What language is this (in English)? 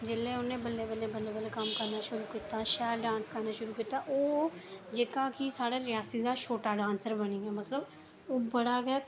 Dogri